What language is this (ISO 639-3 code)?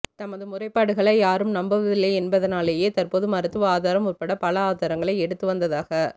tam